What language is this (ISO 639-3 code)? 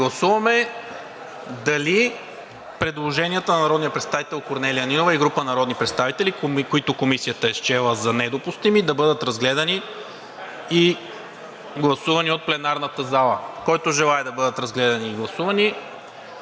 bul